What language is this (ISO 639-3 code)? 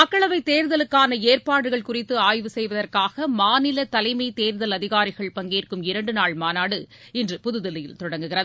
tam